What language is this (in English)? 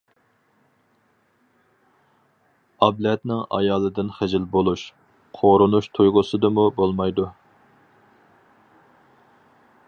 Uyghur